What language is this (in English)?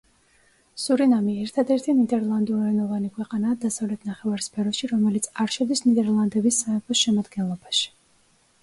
Georgian